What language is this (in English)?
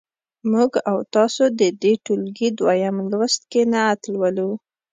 Pashto